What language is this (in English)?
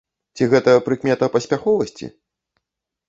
Belarusian